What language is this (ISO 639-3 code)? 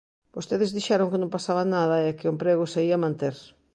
glg